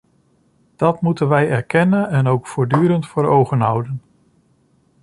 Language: Dutch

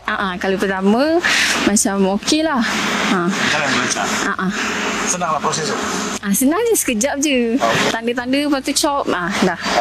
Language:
Malay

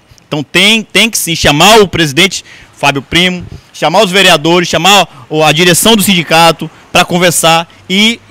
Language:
Portuguese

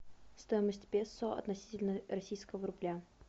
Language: Russian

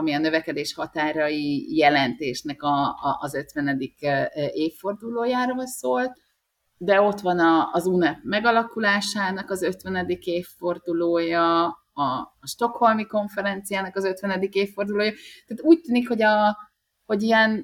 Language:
Hungarian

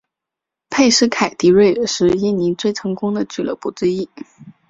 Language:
Chinese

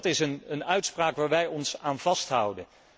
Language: Dutch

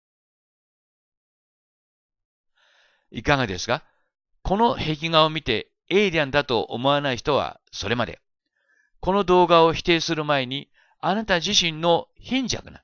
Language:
Japanese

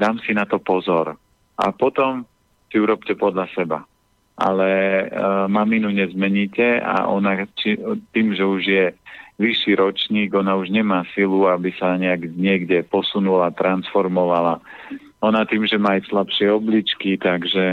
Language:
Slovak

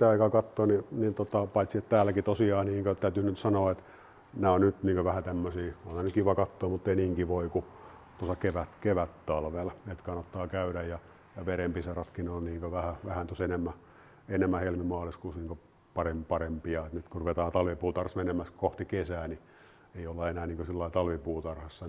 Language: Finnish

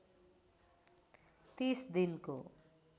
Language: Nepali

